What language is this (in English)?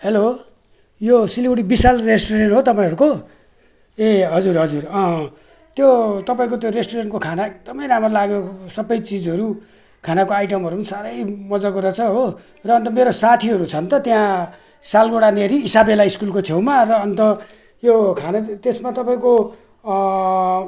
Nepali